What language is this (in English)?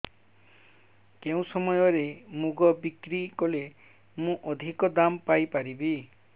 Odia